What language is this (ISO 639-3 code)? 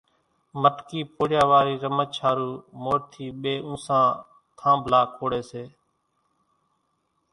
gjk